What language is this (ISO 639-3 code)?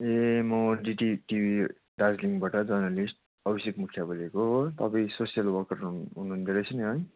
nep